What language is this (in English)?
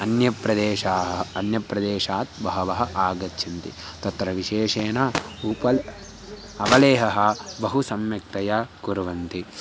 Sanskrit